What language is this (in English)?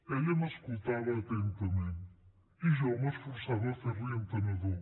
Catalan